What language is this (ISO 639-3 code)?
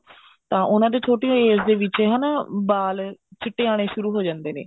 pan